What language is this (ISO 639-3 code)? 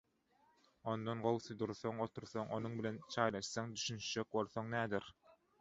tuk